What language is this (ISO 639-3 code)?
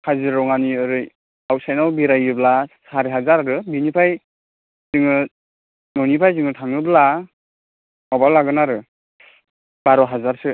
brx